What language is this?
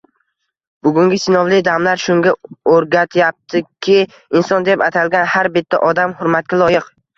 Uzbek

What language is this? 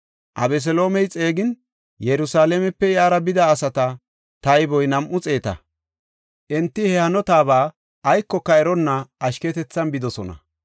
Gofa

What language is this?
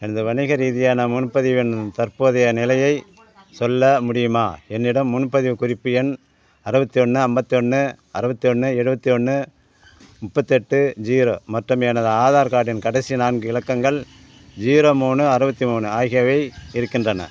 Tamil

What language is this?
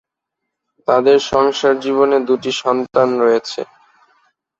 Bangla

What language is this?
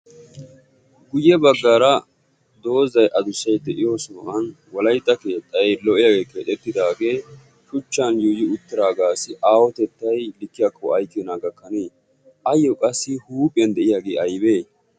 Wolaytta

